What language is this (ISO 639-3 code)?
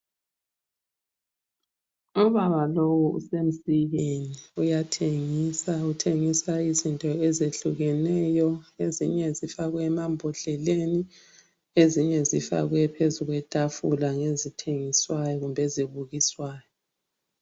nde